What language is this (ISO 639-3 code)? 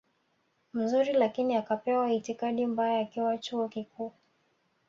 swa